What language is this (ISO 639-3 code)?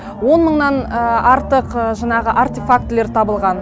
kaz